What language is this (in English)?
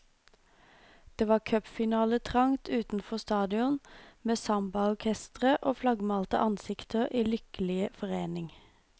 Norwegian